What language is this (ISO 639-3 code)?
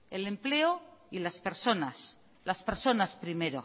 spa